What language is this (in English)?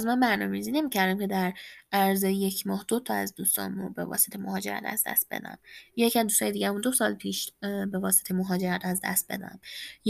Persian